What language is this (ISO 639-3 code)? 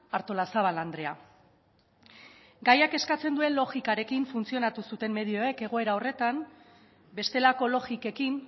eus